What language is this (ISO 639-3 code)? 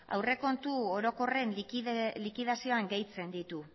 eus